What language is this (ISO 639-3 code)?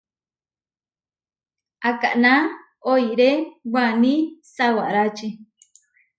var